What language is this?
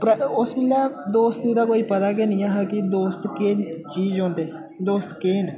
Dogri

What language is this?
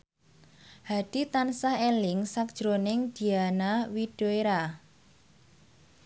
Javanese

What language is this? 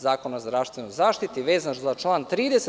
Serbian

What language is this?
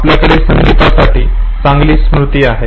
Marathi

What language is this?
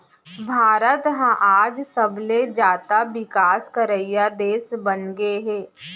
Chhattisgarhi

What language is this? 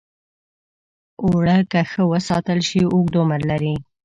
Pashto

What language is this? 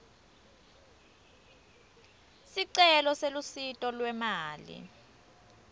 Swati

